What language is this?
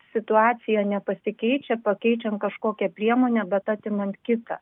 Lithuanian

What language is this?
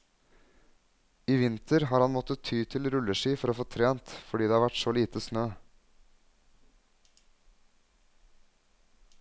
Norwegian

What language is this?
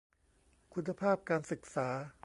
Thai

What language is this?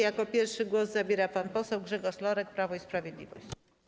Polish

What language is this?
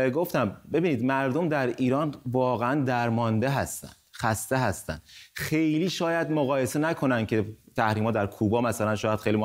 Persian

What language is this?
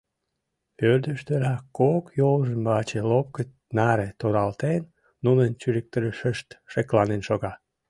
Mari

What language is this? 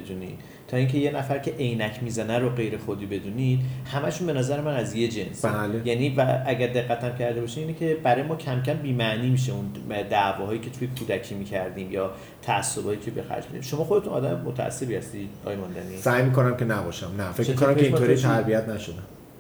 Persian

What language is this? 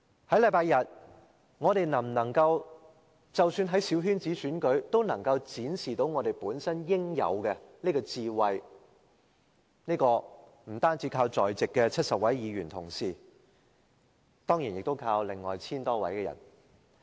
Cantonese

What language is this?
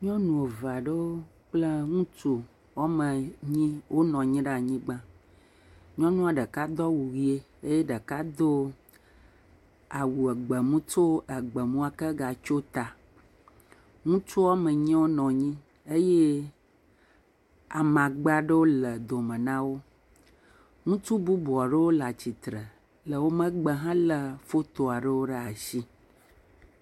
Ewe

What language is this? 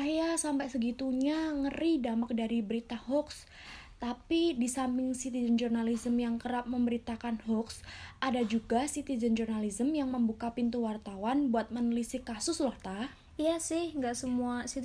Indonesian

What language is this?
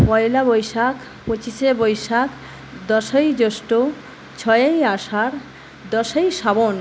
Bangla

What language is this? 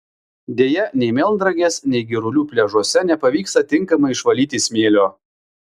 Lithuanian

